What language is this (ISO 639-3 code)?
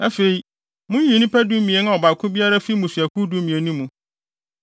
aka